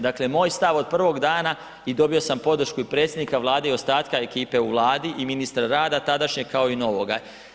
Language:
Croatian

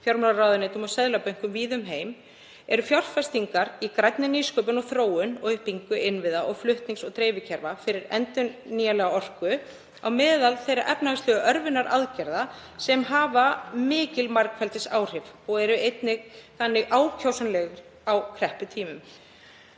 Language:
Icelandic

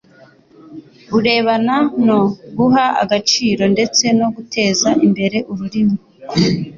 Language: Kinyarwanda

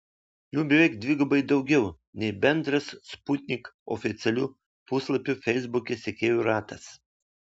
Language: Lithuanian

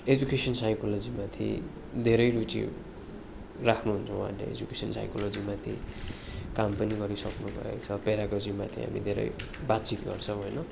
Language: Nepali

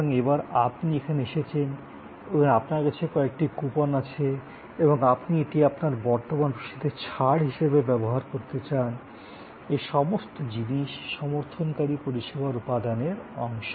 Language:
Bangla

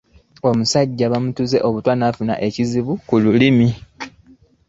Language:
Ganda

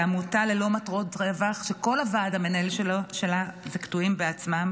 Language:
Hebrew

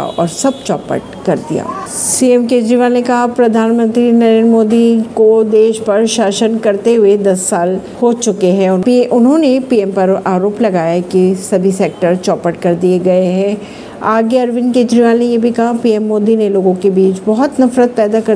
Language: Hindi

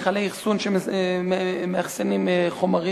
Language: Hebrew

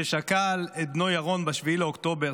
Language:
Hebrew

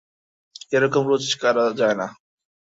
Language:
Bangla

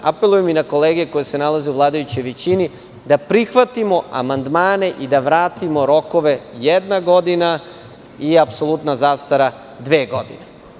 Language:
Serbian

